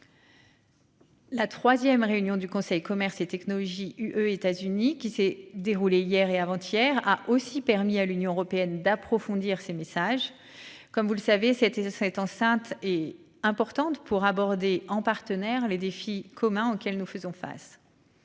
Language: French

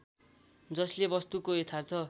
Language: Nepali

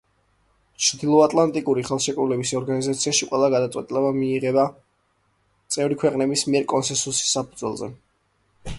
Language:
Georgian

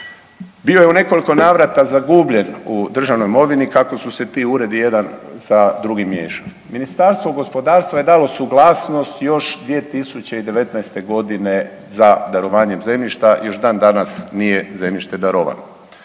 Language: Croatian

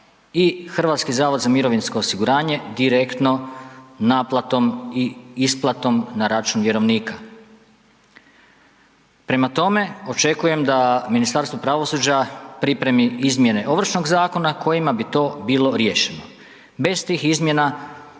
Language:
Croatian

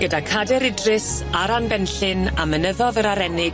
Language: Welsh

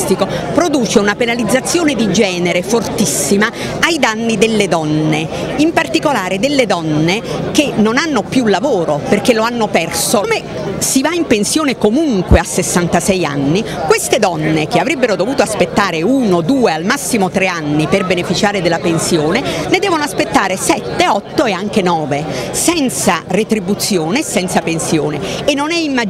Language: Italian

